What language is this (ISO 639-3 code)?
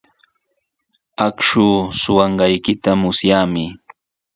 qws